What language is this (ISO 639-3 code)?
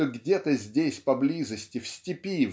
rus